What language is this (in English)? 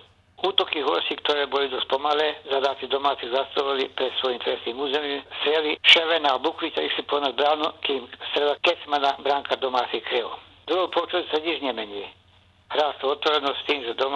Slovak